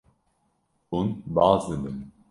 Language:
Kurdish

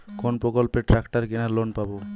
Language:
Bangla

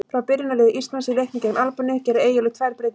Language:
Icelandic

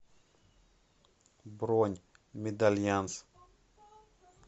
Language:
Russian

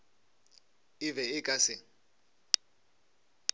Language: Northern Sotho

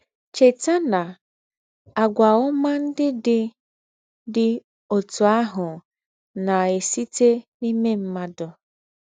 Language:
Igbo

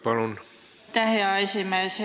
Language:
Estonian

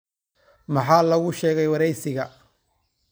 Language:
Somali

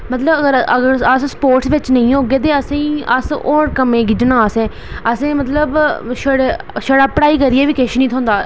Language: Dogri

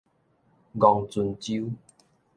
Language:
Min Nan Chinese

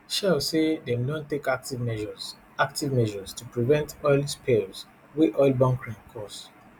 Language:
Nigerian Pidgin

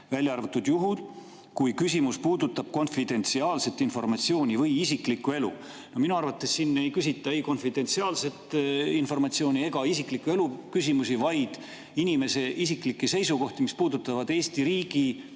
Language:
Estonian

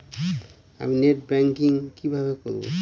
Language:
Bangla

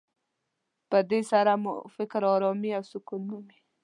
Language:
Pashto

